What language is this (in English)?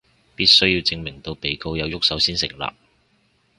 Cantonese